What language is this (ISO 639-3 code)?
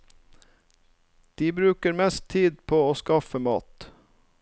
nor